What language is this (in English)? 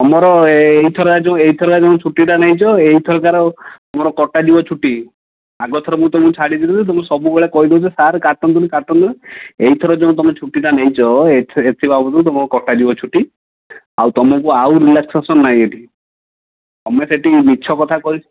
Odia